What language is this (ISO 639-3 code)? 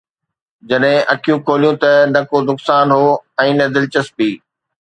snd